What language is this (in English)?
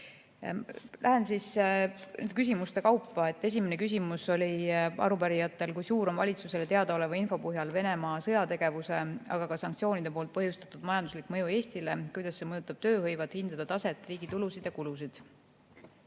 Estonian